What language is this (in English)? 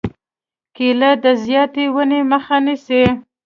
Pashto